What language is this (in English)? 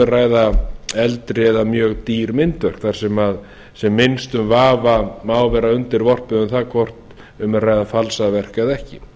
Icelandic